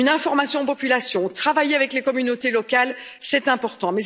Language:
French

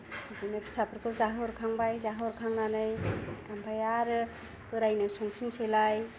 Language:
Bodo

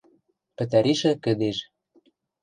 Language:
Western Mari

